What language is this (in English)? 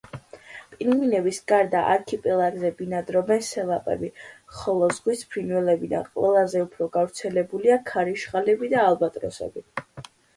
Georgian